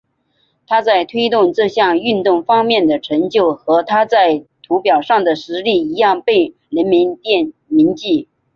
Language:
Chinese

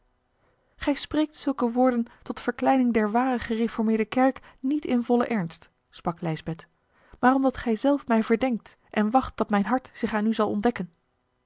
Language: Dutch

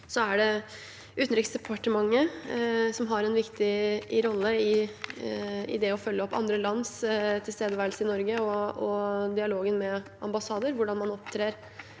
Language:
Norwegian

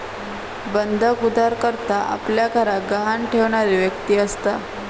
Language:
Marathi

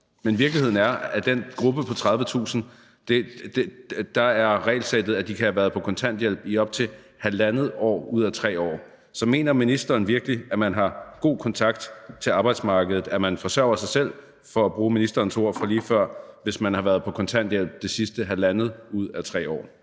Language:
Danish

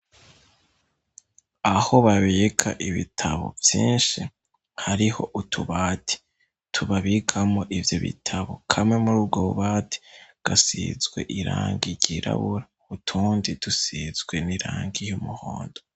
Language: Rundi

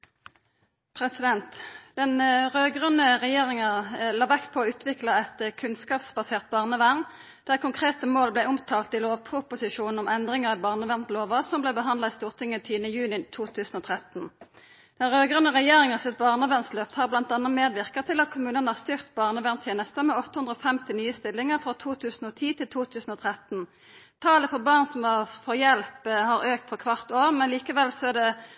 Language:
Norwegian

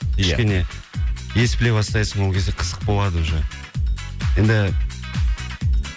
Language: Kazakh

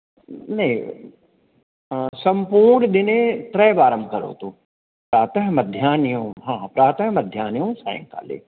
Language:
Sanskrit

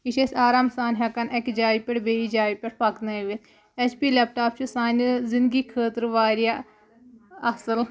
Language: Kashmiri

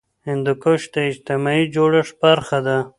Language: Pashto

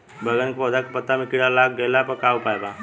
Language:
Bhojpuri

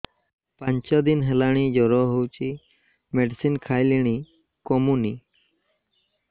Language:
Odia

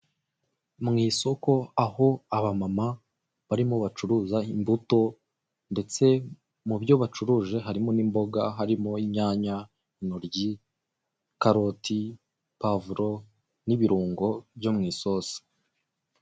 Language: Kinyarwanda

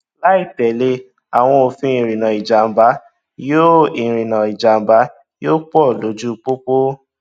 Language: Yoruba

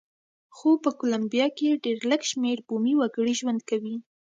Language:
Pashto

